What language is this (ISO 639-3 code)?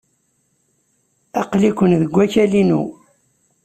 kab